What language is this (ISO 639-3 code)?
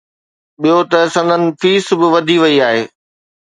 snd